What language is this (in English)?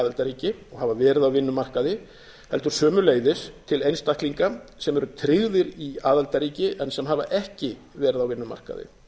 Icelandic